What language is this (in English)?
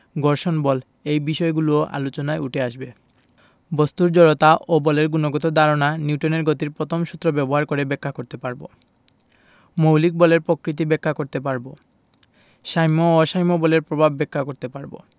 Bangla